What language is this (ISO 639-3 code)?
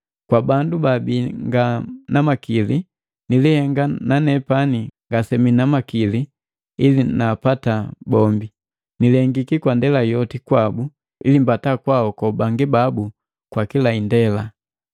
mgv